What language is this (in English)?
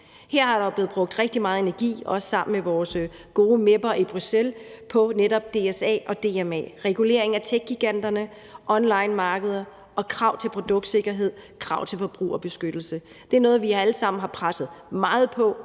Danish